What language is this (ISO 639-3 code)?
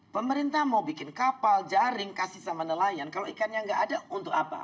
ind